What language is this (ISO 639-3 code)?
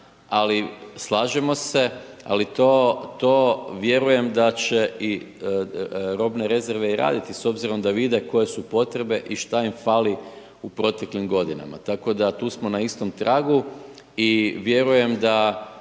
hrv